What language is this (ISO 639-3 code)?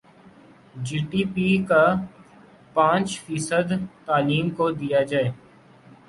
urd